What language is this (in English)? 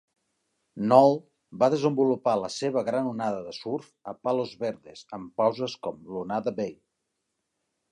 Catalan